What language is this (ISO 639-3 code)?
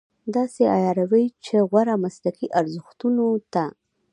pus